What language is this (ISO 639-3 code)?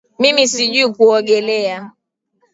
swa